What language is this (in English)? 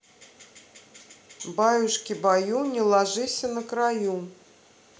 Russian